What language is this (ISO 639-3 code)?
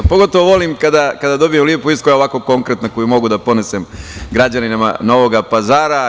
srp